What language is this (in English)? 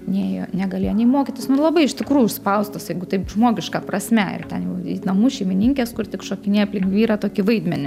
Lithuanian